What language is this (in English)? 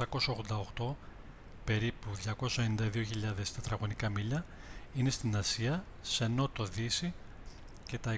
Greek